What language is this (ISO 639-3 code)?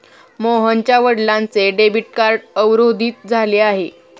mar